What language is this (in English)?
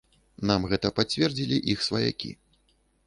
Belarusian